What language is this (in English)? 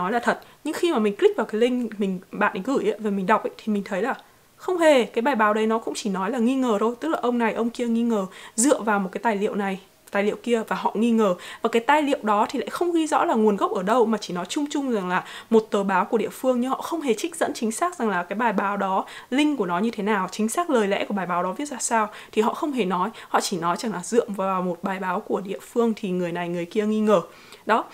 Vietnamese